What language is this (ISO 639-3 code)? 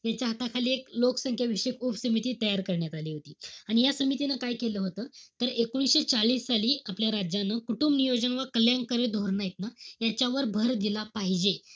mar